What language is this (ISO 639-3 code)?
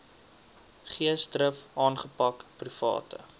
afr